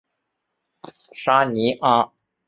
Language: Chinese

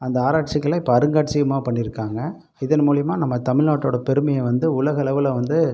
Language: Tamil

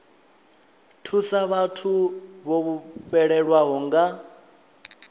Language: Venda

